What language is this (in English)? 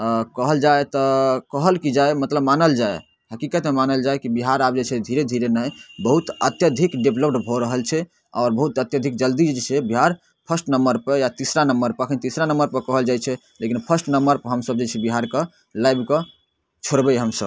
Maithili